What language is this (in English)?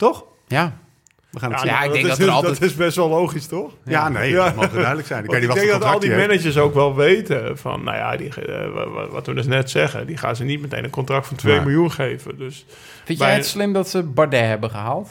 Dutch